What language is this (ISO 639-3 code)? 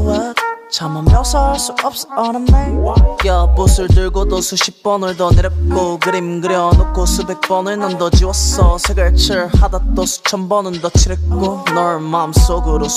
kor